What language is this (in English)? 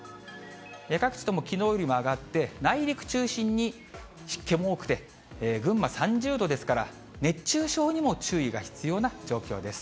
Japanese